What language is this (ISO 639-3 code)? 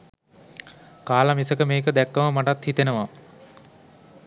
sin